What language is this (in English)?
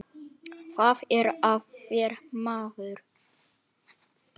Icelandic